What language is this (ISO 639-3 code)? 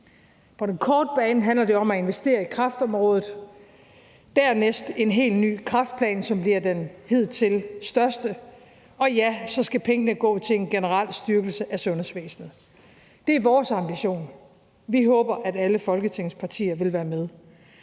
dan